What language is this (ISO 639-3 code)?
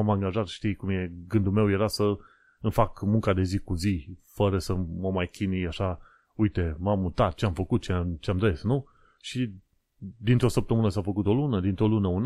ron